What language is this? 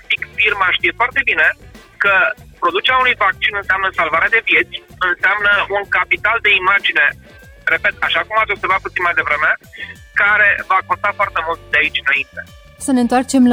Romanian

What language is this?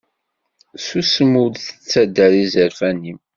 Kabyle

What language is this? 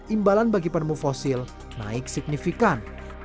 Indonesian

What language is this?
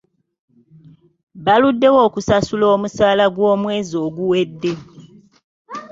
Ganda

